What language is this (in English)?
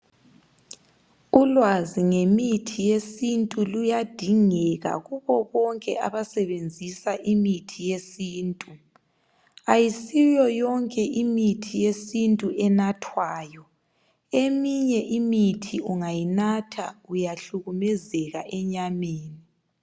North Ndebele